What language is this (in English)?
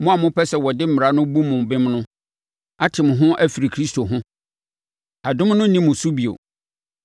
Akan